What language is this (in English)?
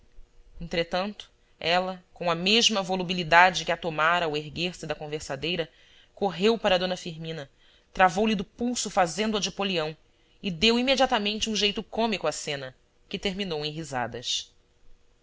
Portuguese